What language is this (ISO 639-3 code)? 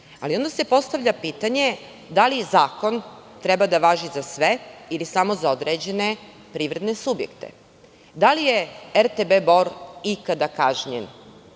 srp